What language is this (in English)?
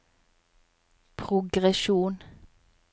Norwegian